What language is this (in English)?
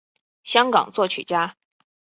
Chinese